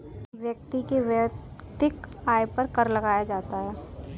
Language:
Hindi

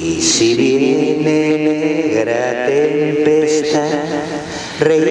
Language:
Spanish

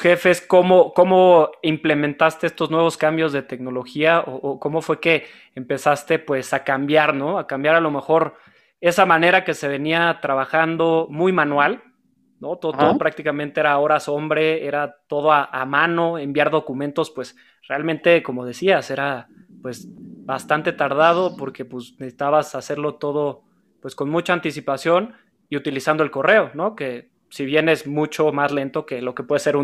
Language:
Spanish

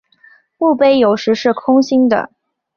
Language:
Chinese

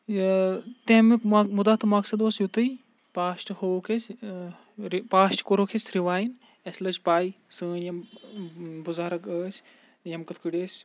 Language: Kashmiri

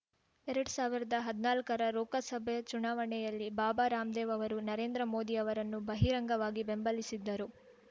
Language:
Kannada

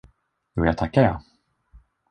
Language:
Swedish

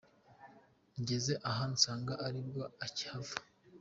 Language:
Kinyarwanda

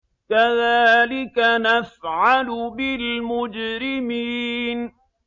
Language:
Arabic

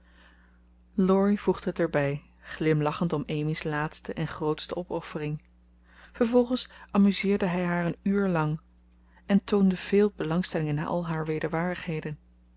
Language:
Dutch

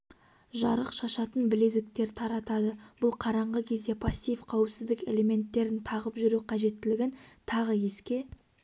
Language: Kazakh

